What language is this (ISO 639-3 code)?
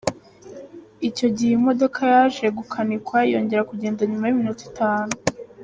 kin